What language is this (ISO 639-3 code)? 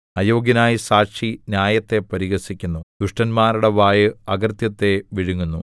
mal